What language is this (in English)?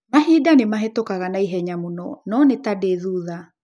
Kikuyu